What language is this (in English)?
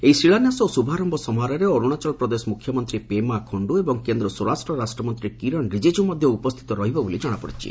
Odia